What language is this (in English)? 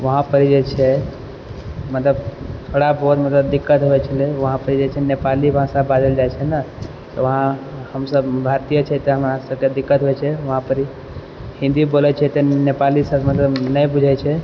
Maithili